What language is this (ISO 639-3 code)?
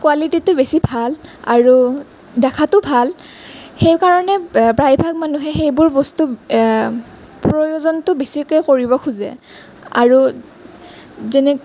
asm